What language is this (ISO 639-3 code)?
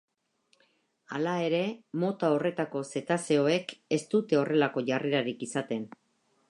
eus